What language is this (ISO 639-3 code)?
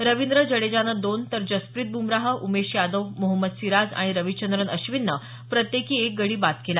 mar